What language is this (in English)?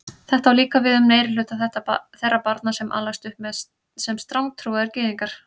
Icelandic